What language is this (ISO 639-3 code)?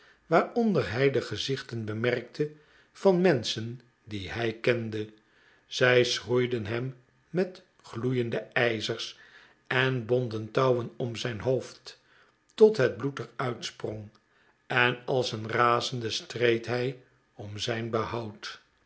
nld